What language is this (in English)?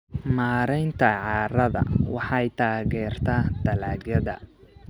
Somali